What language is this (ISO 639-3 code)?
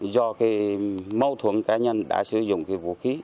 vie